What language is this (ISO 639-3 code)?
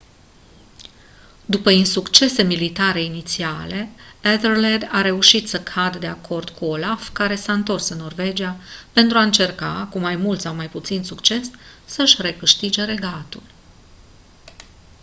ron